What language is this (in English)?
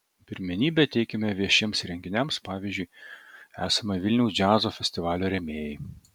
Lithuanian